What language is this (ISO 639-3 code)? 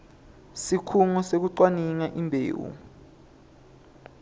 ssw